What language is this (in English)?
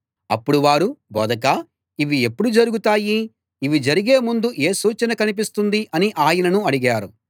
Telugu